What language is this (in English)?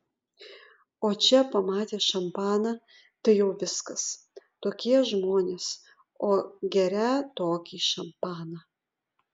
Lithuanian